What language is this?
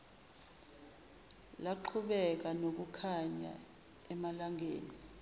Zulu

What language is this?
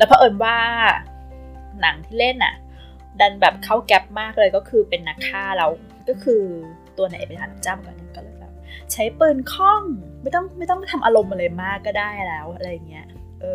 Thai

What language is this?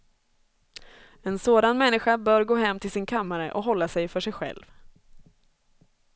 Swedish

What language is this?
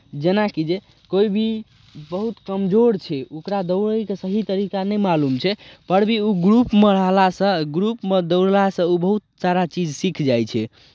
Maithili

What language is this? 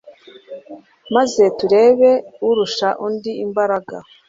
Kinyarwanda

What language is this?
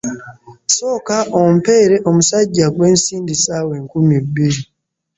Ganda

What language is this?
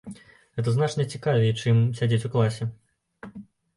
Belarusian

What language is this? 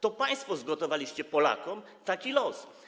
Polish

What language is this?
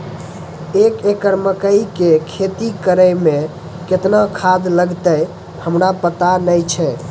Maithili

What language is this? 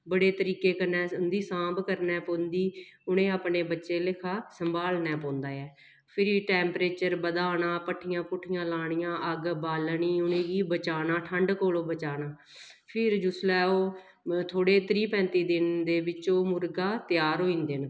Dogri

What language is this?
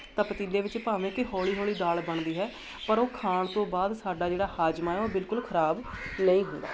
Punjabi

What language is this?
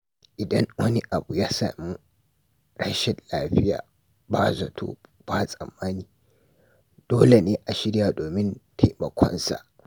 Hausa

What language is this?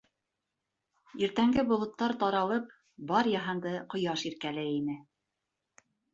Bashkir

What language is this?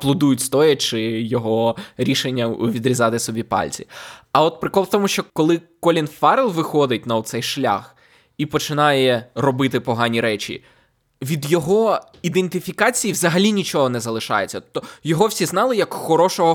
Ukrainian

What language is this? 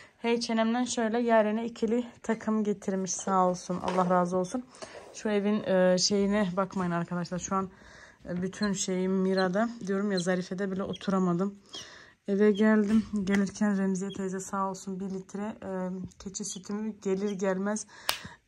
Turkish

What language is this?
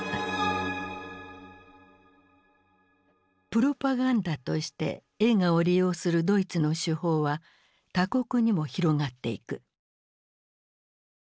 Japanese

